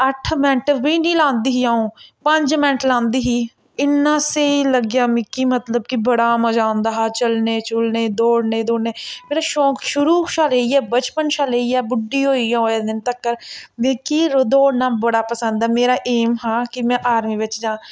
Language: Dogri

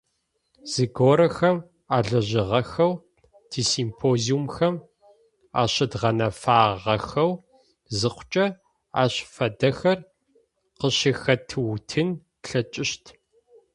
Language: Adyghe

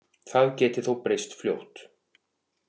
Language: Icelandic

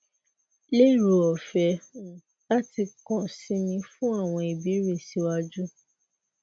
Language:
Yoruba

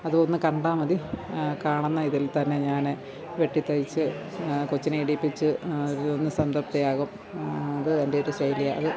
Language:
Malayalam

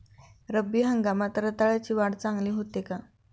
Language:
Marathi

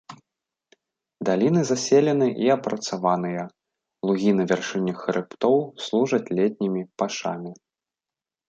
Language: Belarusian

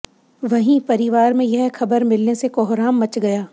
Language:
Hindi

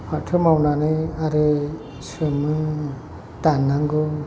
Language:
Bodo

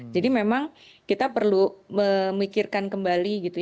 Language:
Indonesian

